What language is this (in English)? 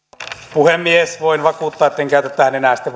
Finnish